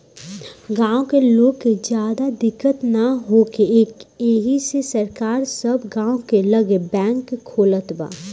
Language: Bhojpuri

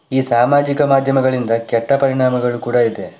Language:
Kannada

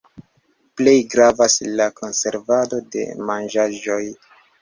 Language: Esperanto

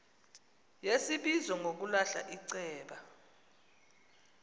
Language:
Xhosa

